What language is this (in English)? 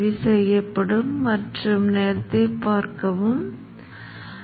Tamil